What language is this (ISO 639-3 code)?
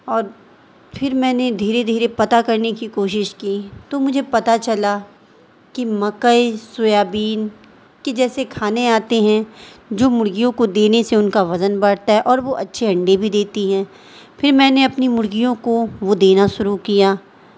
urd